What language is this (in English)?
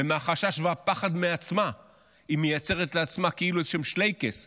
Hebrew